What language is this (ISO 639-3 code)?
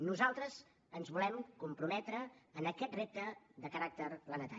cat